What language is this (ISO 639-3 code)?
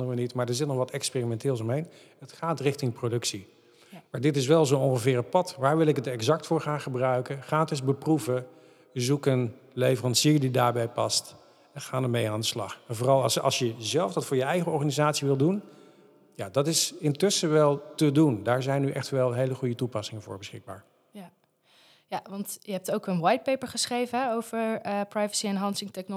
nld